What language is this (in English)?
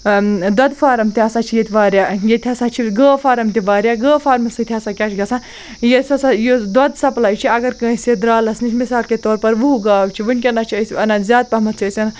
Kashmiri